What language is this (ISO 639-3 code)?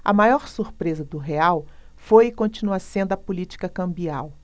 por